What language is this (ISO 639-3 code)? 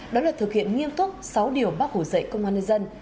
vie